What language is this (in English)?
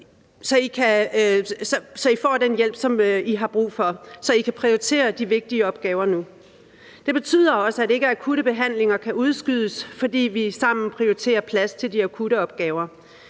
Danish